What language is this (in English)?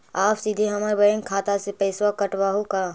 Magahi